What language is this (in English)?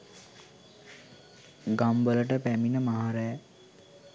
Sinhala